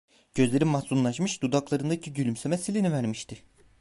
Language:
Turkish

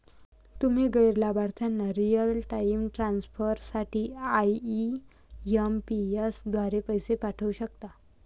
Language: Marathi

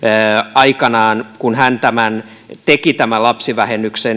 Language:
Finnish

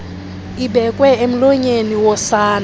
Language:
Xhosa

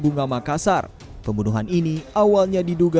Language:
Indonesian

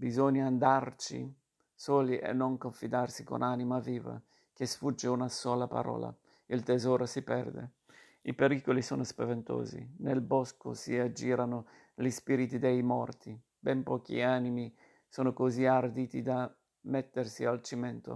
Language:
Italian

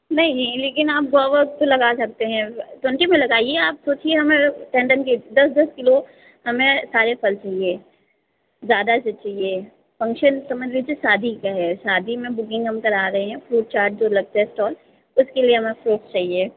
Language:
Hindi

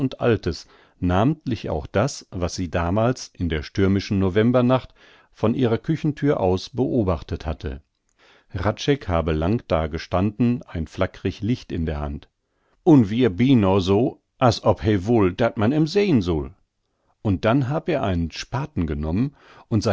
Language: German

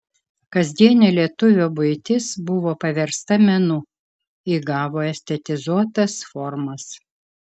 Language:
Lithuanian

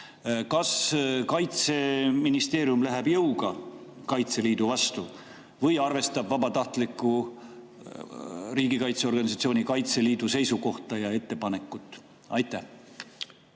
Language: Estonian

